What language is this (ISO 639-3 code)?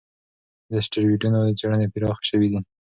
pus